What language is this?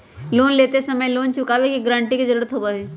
Magahi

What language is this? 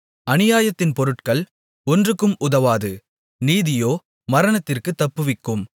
Tamil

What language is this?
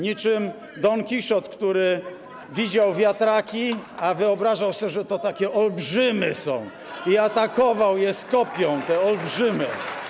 Polish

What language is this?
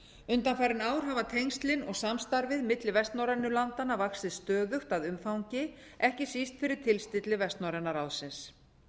Icelandic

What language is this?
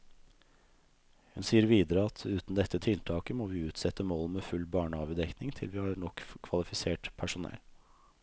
Norwegian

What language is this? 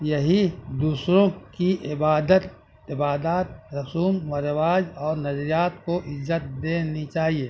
Urdu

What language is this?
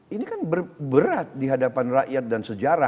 Indonesian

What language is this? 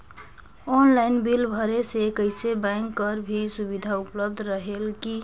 Chhattisgarhi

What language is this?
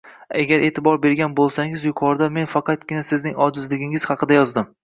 Uzbek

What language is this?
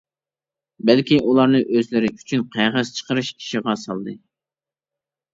Uyghur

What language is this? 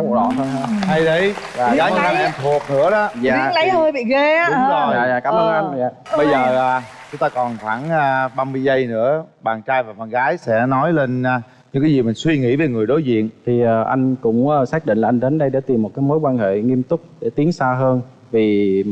Vietnamese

